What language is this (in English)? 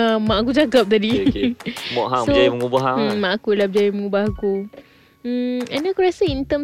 Malay